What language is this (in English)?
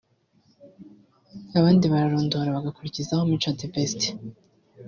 Kinyarwanda